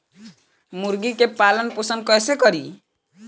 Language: Bhojpuri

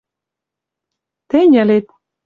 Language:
Western Mari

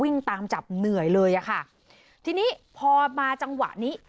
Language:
Thai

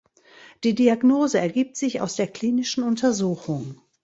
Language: German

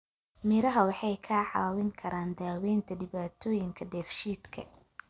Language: Somali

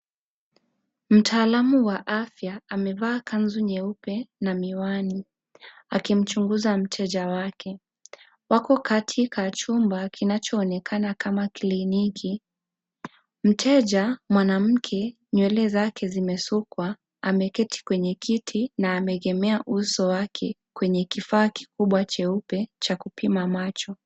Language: Swahili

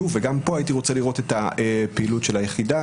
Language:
Hebrew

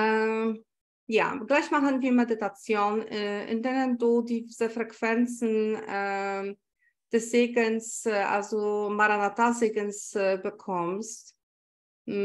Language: German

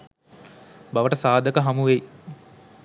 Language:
Sinhala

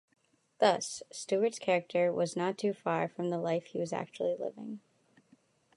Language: English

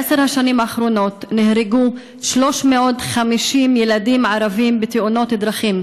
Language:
Hebrew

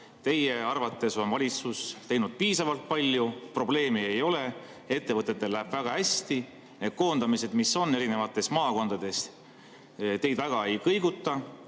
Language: Estonian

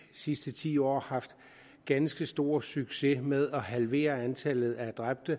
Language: Danish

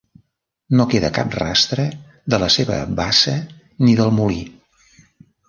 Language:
Catalan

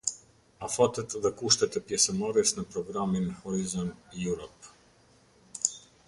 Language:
Albanian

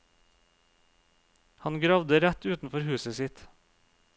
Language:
Norwegian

